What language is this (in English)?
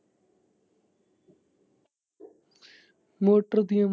Punjabi